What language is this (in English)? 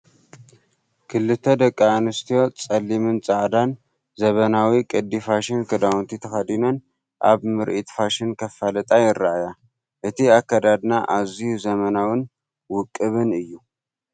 Tigrinya